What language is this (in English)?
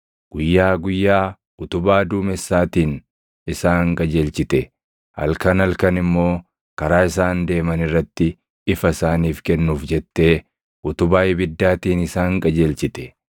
Oromo